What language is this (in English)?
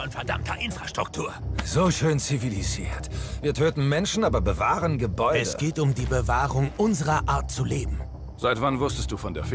German